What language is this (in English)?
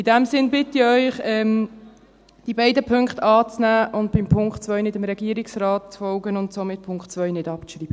Swiss German